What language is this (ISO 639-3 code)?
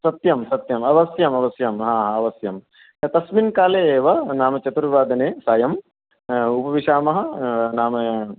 san